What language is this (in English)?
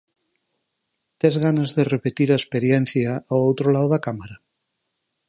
Galician